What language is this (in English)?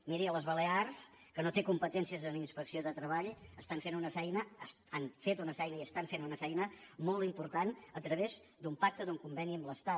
Catalan